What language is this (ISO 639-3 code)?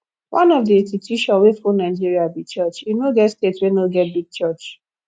pcm